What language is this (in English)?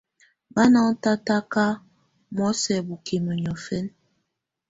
Tunen